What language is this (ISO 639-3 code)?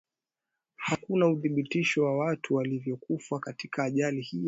swa